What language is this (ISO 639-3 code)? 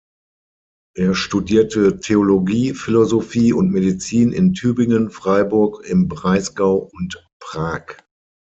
deu